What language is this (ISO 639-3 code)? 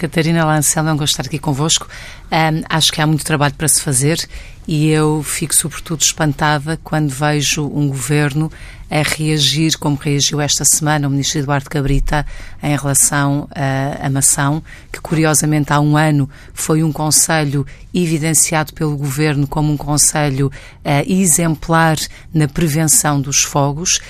por